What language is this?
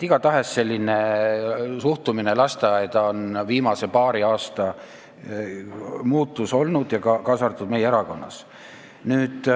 Estonian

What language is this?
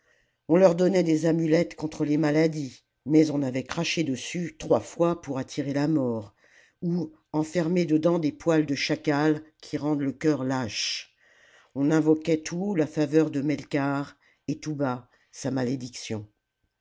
French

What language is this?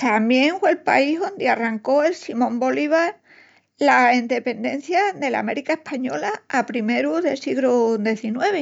Extremaduran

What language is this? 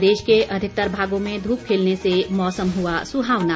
Hindi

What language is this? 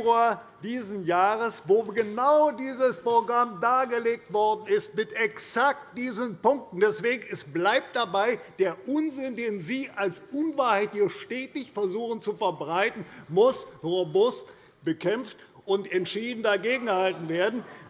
German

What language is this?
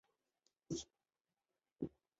Chinese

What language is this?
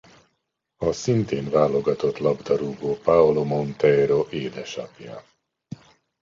Hungarian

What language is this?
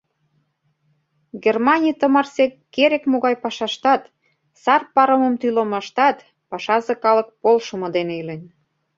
Mari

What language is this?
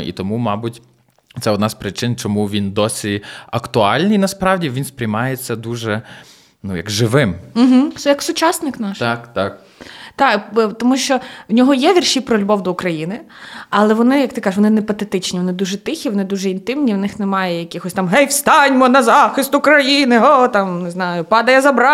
Ukrainian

